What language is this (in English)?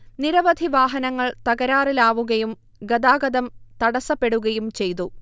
Malayalam